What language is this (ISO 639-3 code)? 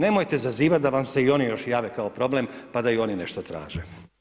hrv